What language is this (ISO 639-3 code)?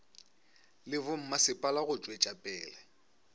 nso